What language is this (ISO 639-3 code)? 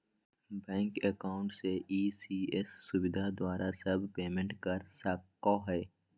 mag